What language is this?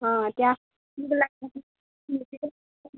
Assamese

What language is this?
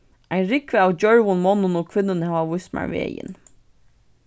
Faroese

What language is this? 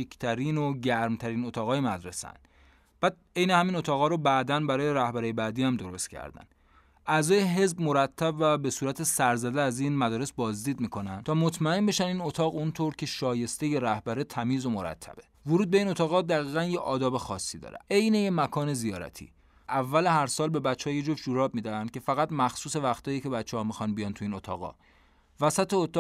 Persian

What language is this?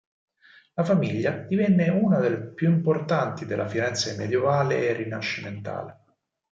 Italian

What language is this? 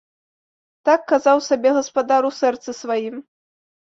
Belarusian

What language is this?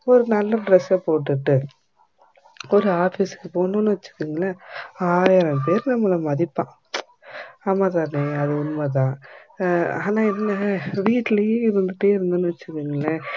Tamil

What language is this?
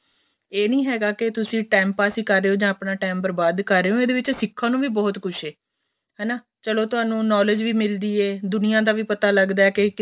Punjabi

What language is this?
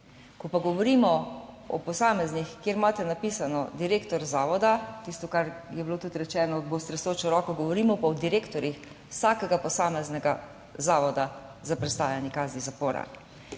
Slovenian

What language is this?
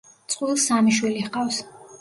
Georgian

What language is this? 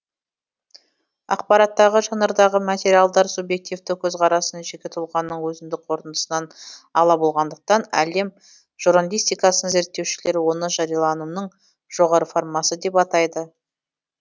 Kazakh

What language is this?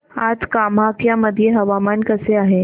Marathi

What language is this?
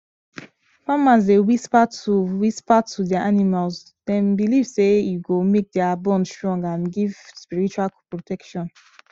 Nigerian Pidgin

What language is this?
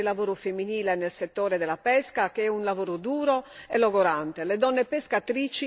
Italian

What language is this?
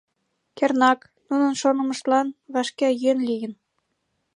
Mari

